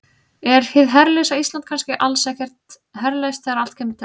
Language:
Icelandic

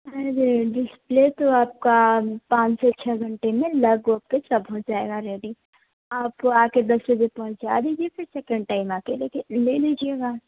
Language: Hindi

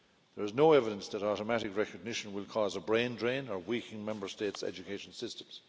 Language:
English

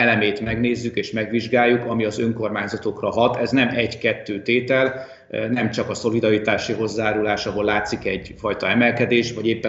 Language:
Hungarian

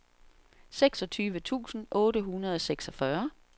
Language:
Danish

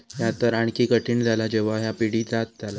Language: Marathi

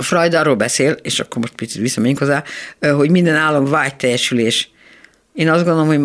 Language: Hungarian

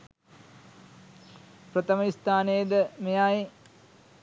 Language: Sinhala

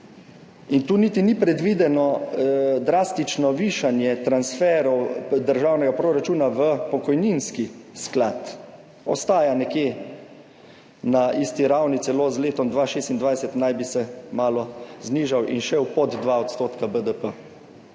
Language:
Slovenian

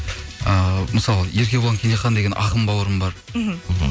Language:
Kazakh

